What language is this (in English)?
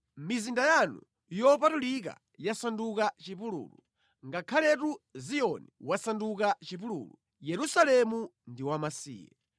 Nyanja